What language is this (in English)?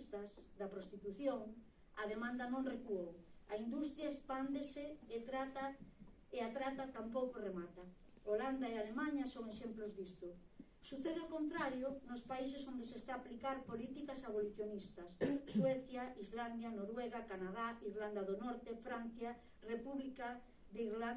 Galician